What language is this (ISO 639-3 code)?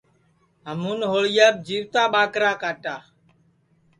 ssi